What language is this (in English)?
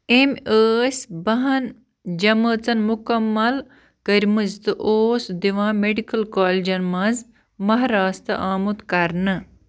Kashmiri